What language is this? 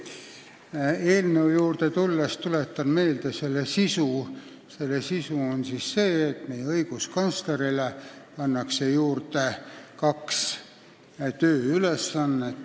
Estonian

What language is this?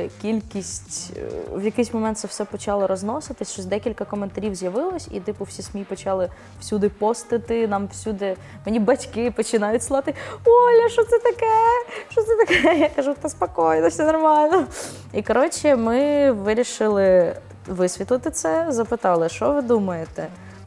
Ukrainian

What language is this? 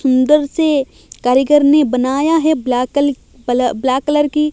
Hindi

